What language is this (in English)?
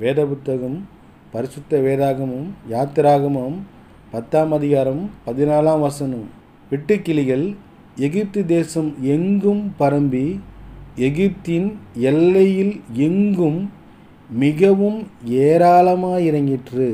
Tamil